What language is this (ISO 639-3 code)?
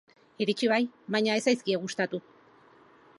eus